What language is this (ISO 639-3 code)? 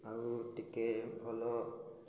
ori